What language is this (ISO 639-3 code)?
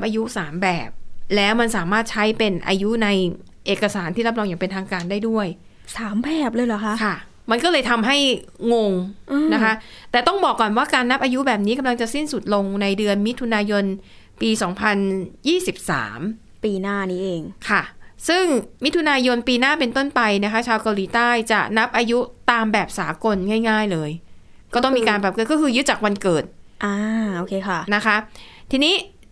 tha